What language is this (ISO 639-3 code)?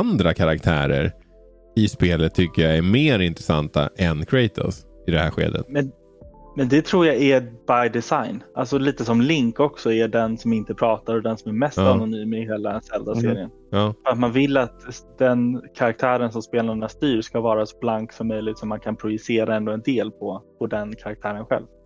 swe